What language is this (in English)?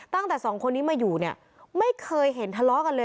Thai